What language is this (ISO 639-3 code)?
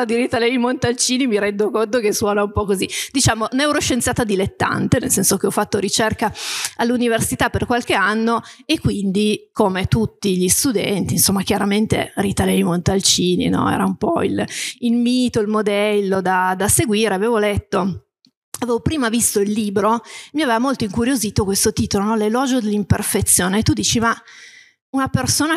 ita